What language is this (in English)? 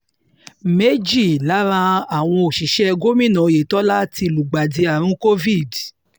Yoruba